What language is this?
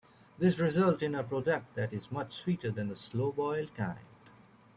English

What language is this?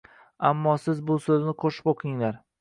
Uzbek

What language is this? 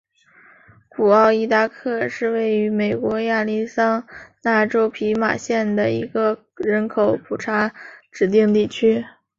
Chinese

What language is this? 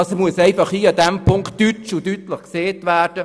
Swiss German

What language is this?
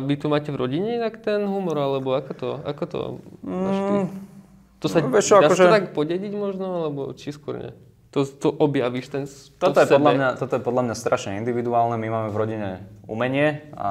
Slovak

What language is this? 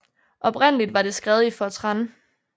Danish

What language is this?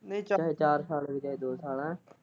Punjabi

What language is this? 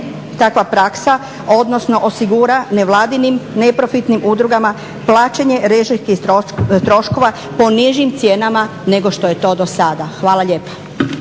Croatian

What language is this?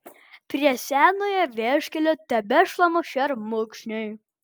Lithuanian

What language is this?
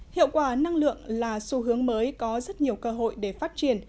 Vietnamese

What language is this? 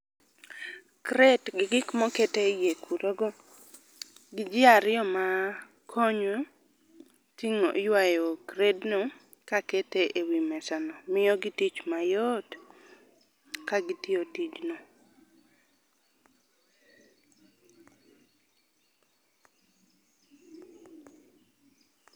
Luo (Kenya and Tanzania)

